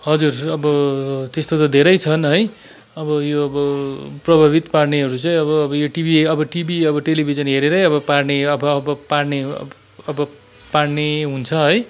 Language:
Nepali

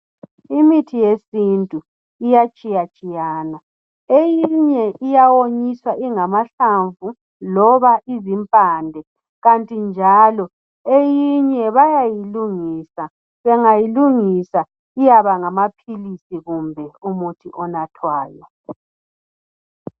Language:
North Ndebele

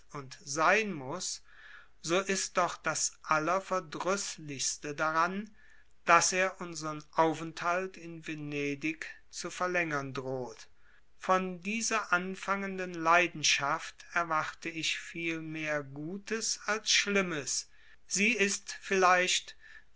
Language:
German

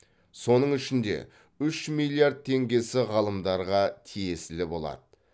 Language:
Kazakh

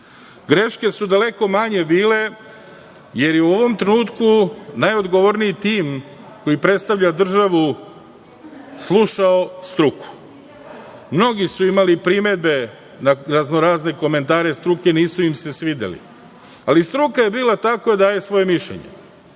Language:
Serbian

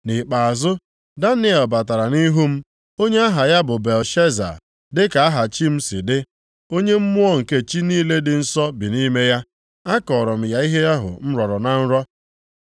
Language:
Igbo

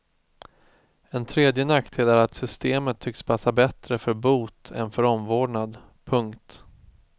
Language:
Swedish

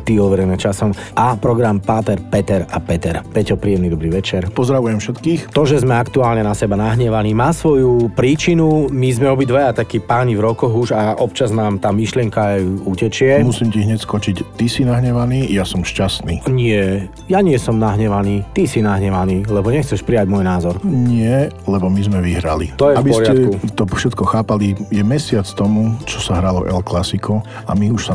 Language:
Slovak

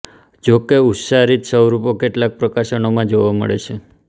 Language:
Gujarati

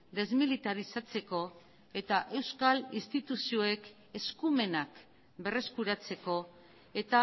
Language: Basque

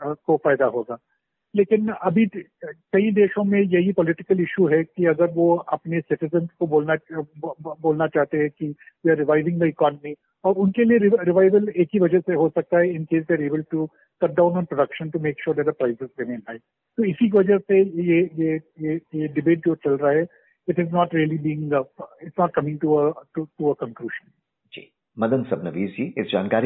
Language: Hindi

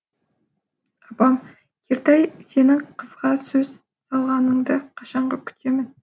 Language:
Kazakh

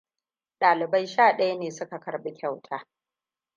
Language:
Hausa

